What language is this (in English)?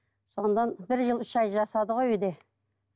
Kazakh